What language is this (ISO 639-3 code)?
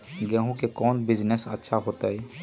mag